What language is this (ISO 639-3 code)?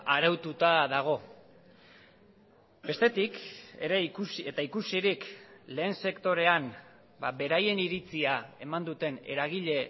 eus